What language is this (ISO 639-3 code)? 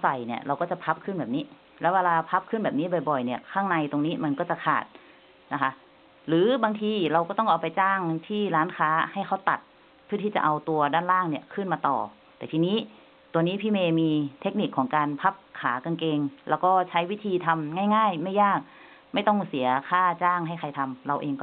tha